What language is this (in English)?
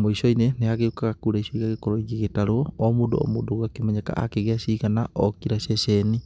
Kikuyu